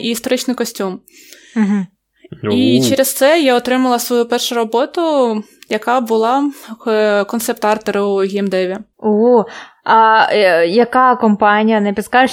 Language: Ukrainian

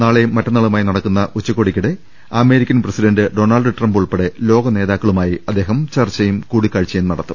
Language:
Malayalam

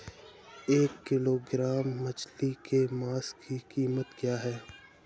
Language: Hindi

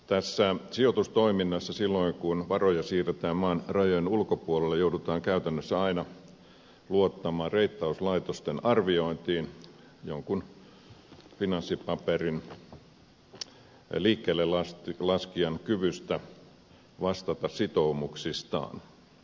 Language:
Finnish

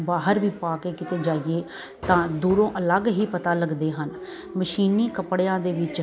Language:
Punjabi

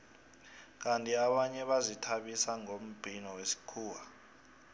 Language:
South Ndebele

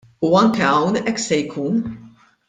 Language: Maltese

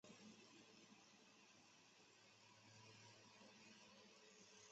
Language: Chinese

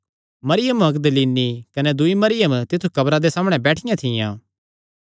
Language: Kangri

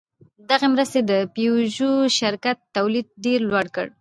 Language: Pashto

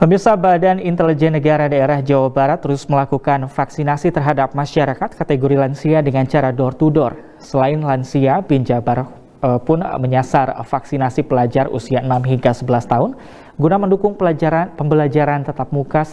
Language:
Indonesian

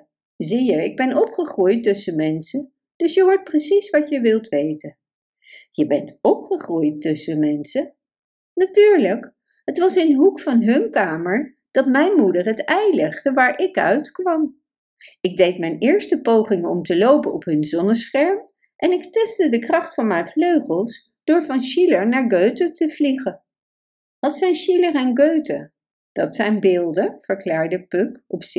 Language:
Dutch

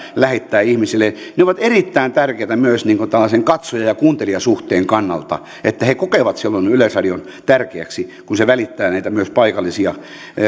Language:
Finnish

